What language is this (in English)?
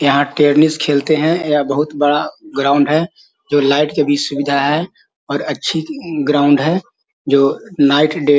Magahi